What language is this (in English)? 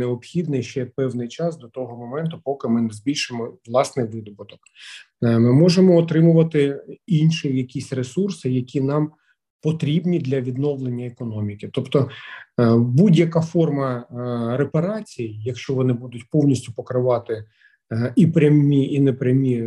Ukrainian